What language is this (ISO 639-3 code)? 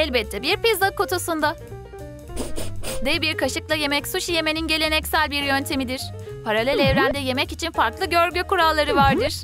tur